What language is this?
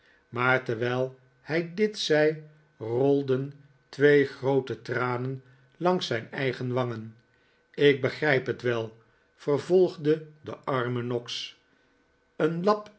Dutch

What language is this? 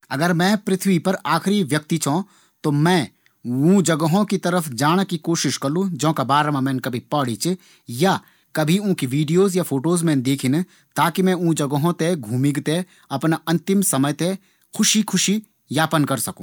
Garhwali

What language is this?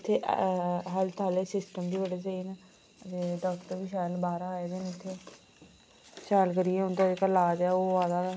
Dogri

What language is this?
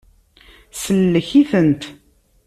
Kabyle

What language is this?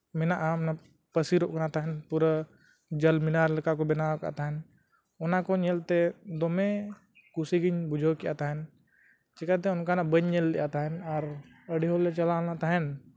Santali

